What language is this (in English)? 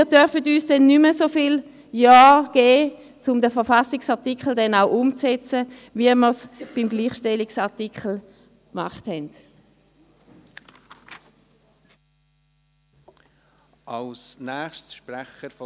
Swiss German